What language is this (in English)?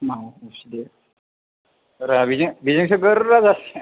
Bodo